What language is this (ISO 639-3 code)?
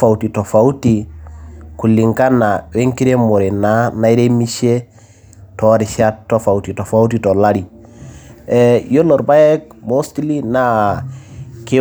mas